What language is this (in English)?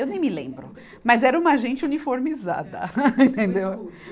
Portuguese